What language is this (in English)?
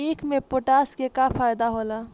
Bhojpuri